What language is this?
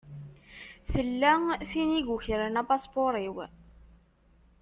Kabyle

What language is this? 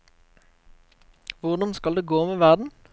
Norwegian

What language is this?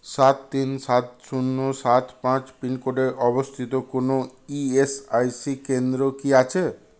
Bangla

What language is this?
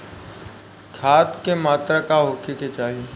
Bhojpuri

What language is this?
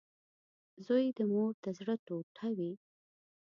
Pashto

